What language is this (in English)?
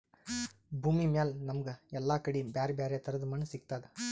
Kannada